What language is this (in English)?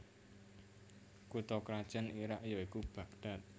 Javanese